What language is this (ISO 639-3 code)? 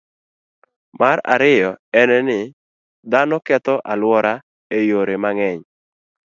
luo